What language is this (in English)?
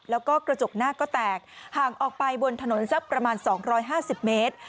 Thai